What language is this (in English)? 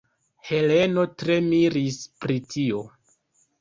Esperanto